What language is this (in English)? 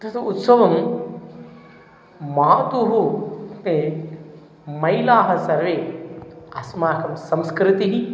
Sanskrit